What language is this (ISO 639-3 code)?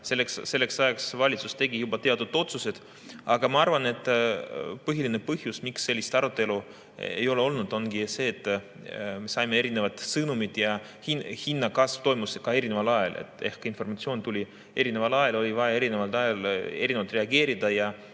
est